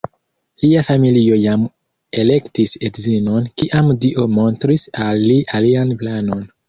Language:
Esperanto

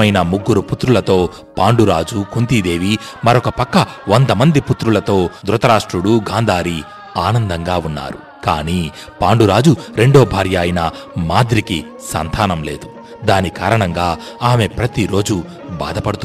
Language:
Telugu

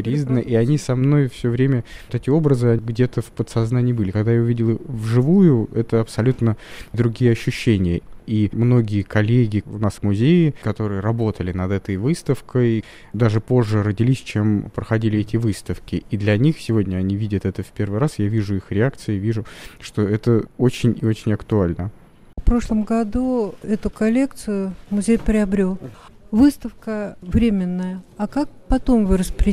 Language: Russian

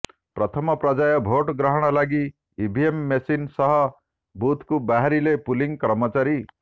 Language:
Odia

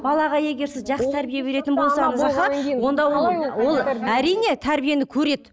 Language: Kazakh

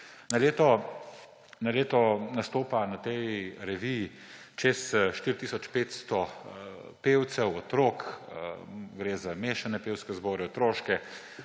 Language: Slovenian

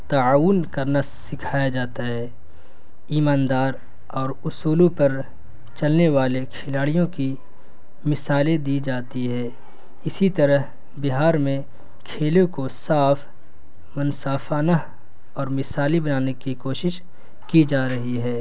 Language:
Urdu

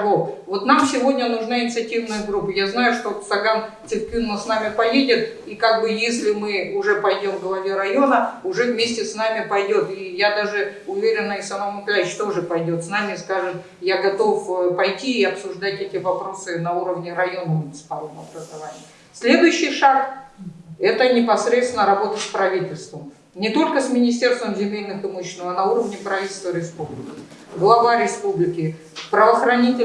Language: Russian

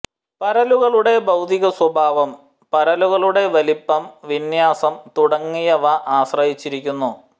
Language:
Malayalam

